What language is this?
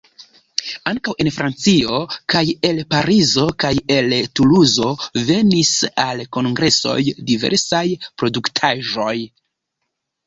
Esperanto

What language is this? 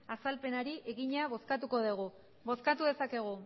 Basque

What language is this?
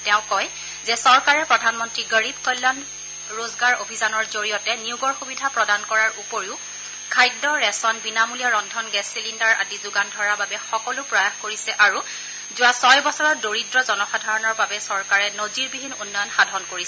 Assamese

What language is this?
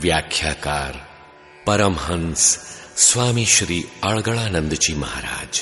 Hindi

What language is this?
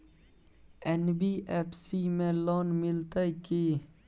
Maithili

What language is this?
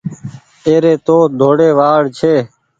Goaria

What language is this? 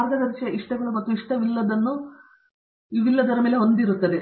Kannada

